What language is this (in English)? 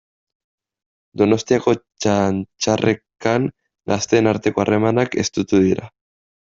Basque